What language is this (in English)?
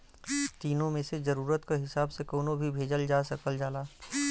Bhojpuri